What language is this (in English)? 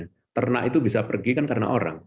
Indonesian